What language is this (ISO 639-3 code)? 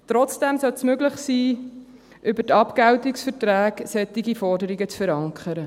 gsw